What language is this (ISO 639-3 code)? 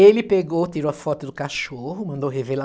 por